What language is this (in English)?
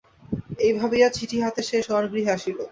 Bangla